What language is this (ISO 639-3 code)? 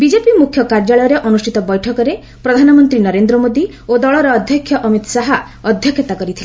ori